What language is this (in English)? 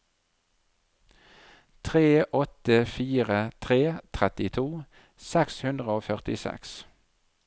Norwegian